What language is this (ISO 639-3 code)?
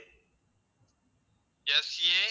tam